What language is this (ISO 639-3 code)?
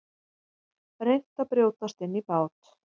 isl